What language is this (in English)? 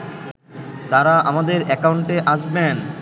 Bangla